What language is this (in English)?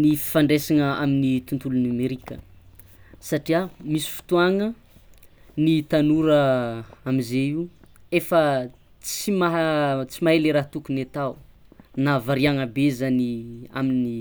Tsimihety Malagasy